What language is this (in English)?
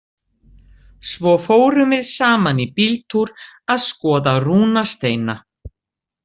Icelandic